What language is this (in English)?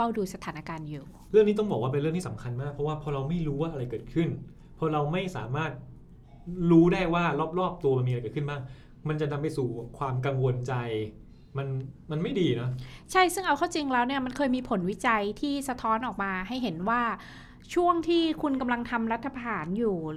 Thai